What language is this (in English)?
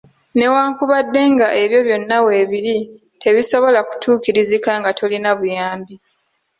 Ganda